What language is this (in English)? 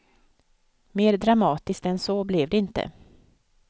Swedish